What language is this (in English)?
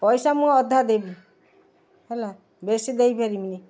Odia